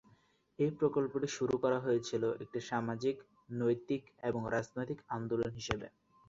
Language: Bangla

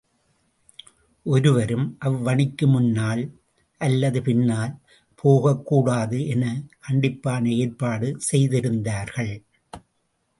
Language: Tamil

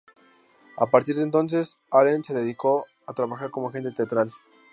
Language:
Spanish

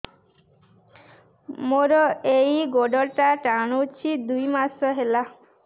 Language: Odia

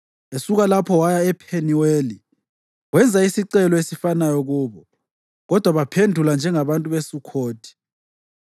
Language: North Ndebele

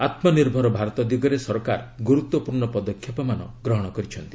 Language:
Odia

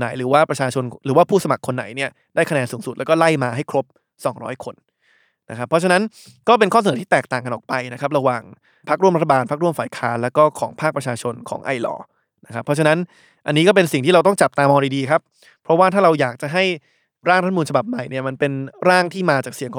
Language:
Thai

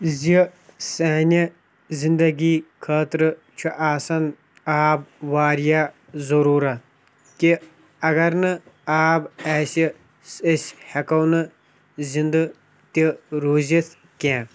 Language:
Kashmiri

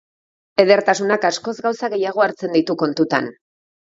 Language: Basque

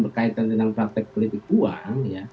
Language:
Indonesian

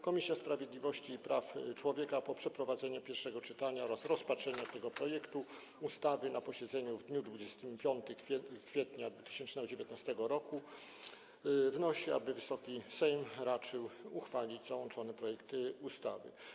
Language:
Polish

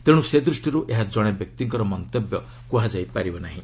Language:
Odia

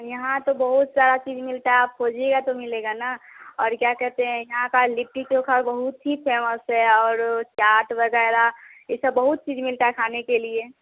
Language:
Hindi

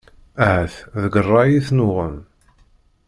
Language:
Kabyle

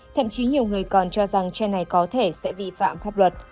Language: Vietnamese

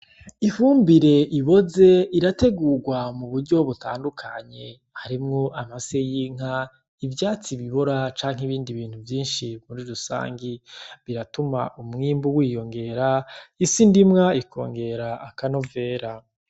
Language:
Rundi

